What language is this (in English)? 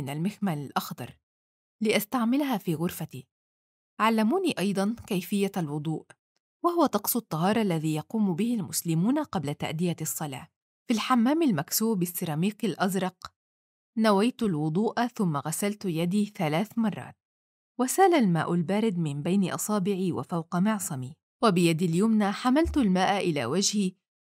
Arabic